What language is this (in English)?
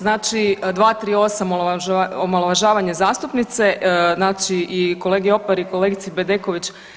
Croatian